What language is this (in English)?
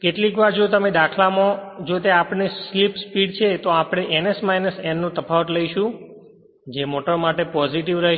Gujarati